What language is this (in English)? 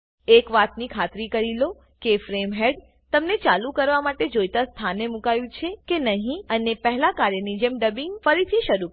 Gujarati